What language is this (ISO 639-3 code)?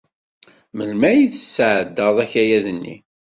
kab